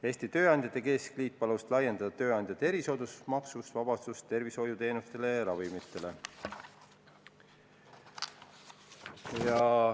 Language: Estonian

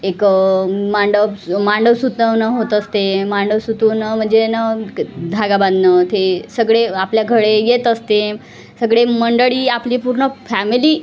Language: Marathi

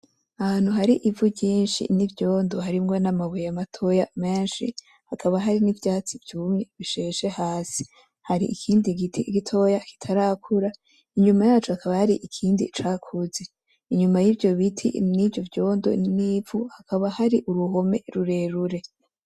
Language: Rundi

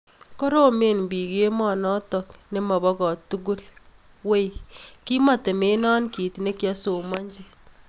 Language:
Kalenjin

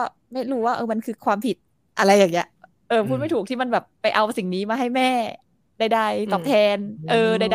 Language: Thai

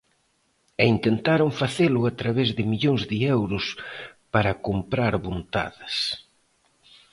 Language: Galician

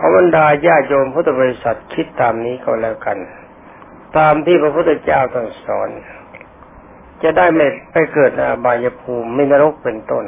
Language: Thai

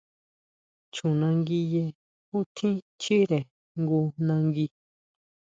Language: Huautla Mazatec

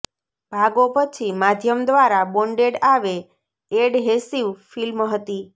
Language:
Gujarati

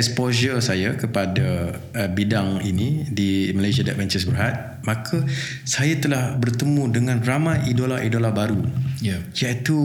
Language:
Malay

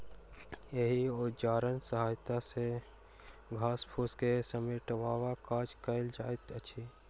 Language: Maithili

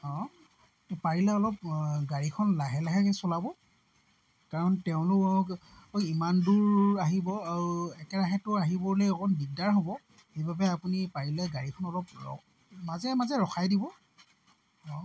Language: Assamese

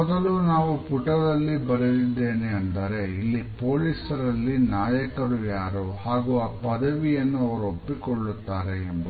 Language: Kannada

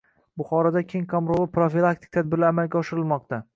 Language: Uzbek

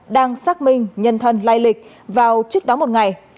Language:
Vietnamese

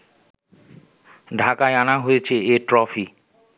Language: Bangla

